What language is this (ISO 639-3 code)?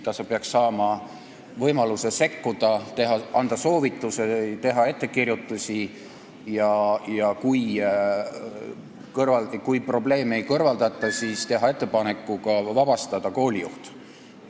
est